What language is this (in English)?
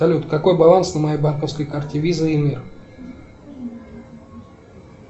Russian